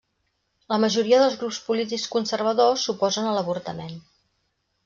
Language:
Catalan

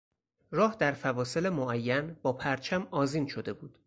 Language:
Persian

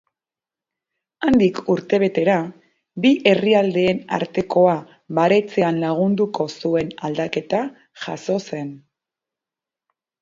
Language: Basque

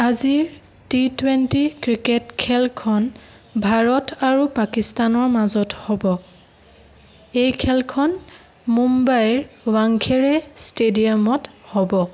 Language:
Assamese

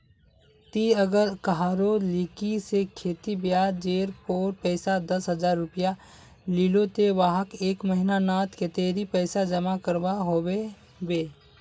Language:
Magahi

